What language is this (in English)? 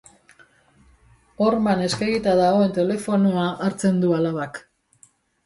Basque